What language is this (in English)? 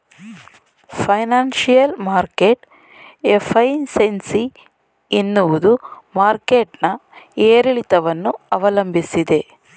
Kannada